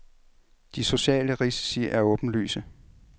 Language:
Danish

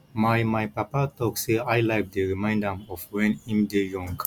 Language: Nigerian Pidgin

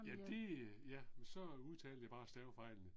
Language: Danish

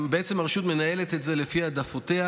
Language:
Hebrew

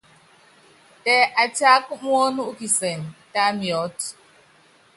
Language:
Yangben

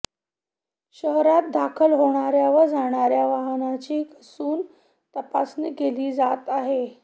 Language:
Marathi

